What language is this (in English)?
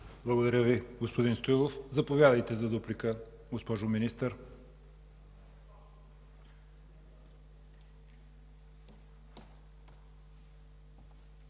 Bulgarian